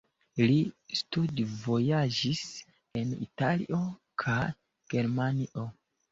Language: Esperanto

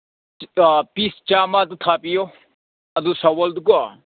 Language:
Manipuri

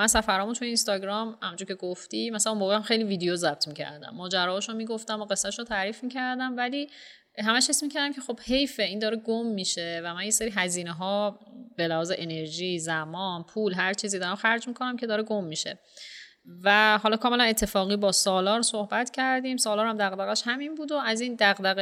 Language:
Persian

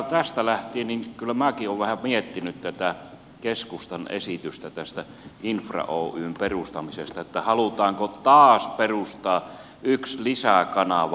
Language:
Finnish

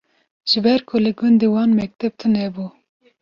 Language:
Kurdish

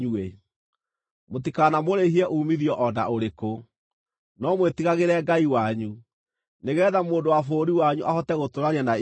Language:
Kikuyu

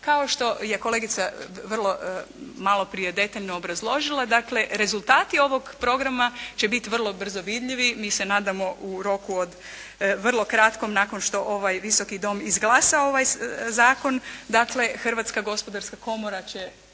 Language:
Croatian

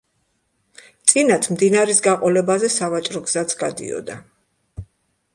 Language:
Georgian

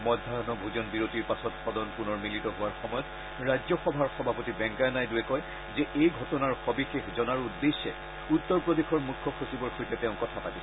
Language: Assamese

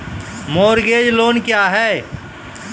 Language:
Maithili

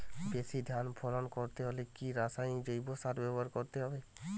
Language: Bangla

